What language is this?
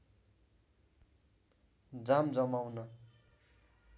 Nepali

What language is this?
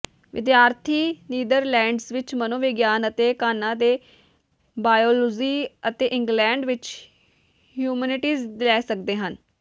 Punjabi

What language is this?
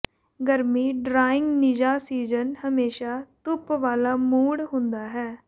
Punjabi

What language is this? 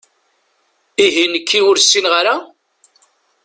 Kabyle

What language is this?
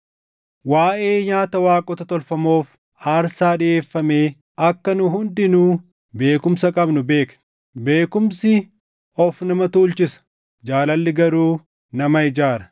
Oromo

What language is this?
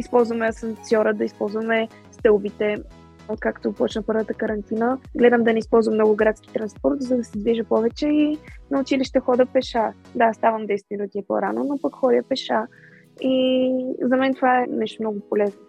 Bulgarian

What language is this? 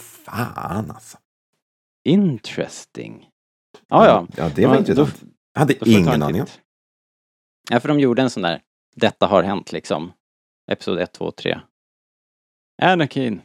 Swedish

